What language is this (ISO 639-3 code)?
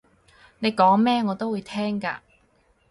yue